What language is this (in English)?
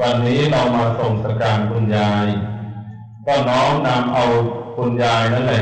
Thai